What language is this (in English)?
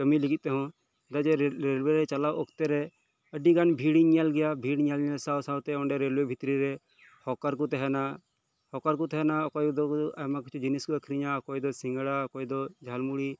Santali